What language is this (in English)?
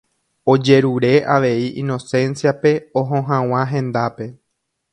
Guarani